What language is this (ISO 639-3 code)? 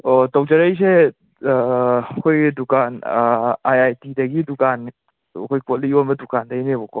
mni